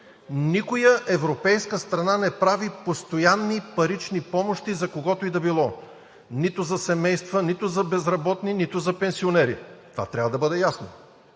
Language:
Bulgarian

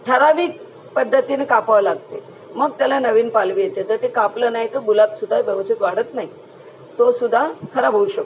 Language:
Marathi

